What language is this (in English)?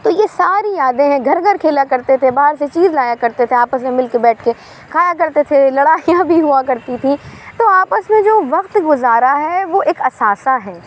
Urdu